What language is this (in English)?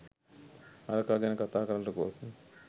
Sinhala